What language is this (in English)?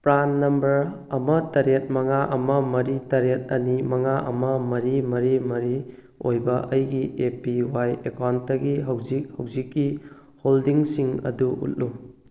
Manipuri